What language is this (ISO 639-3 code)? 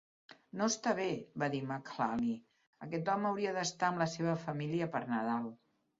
cat